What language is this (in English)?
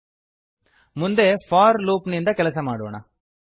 Kannada